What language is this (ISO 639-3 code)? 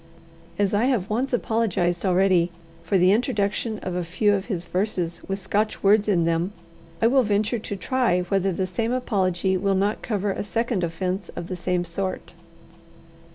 eng